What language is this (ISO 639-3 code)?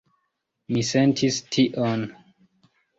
epo